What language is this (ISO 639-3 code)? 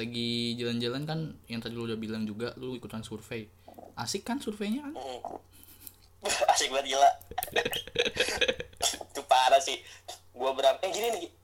ind